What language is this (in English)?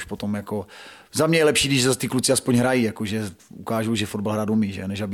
Czech